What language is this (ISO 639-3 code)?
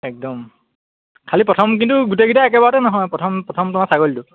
asm